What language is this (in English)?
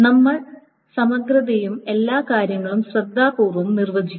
Malayalam